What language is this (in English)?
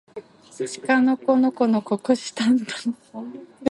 Japanese